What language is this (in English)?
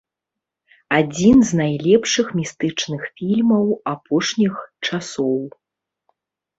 Belarusian